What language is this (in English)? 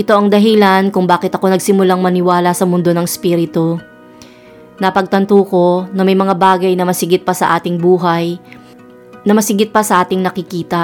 Filipino